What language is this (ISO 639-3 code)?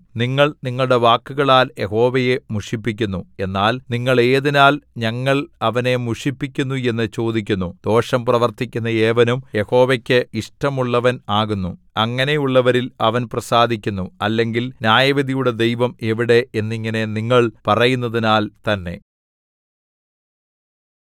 mal